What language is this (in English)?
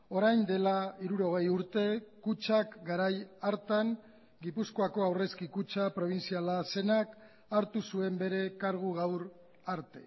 Basque